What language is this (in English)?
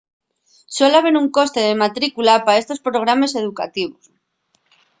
Asturian